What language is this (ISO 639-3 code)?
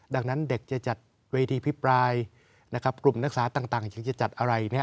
tha